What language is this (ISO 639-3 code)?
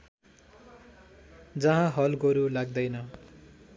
nep